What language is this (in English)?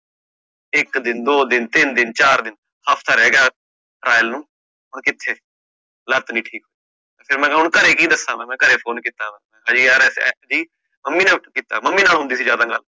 Punjabi